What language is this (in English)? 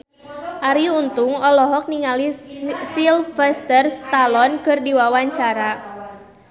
Sundanese